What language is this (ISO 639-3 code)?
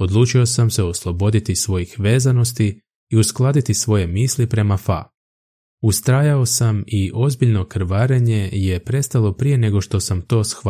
hrv